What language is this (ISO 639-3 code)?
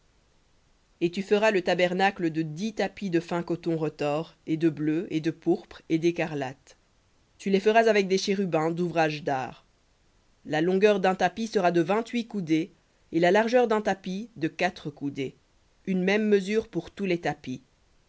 fra